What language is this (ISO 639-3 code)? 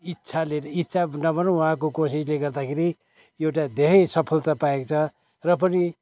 nep